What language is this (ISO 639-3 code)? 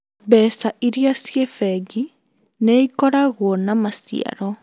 kik